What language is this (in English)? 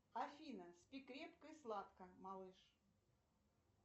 Russian